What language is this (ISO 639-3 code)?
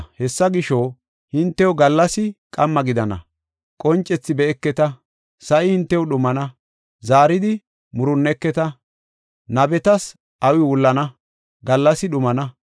gof